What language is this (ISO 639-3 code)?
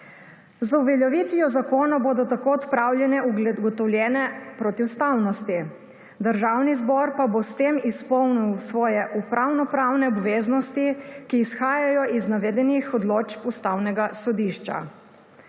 slv